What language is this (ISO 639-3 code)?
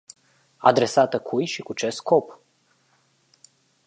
ron